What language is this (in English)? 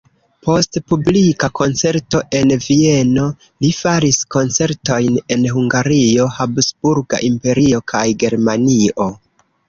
Esperanto